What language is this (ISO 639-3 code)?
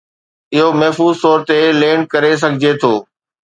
snd